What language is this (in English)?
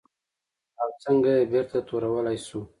Pashto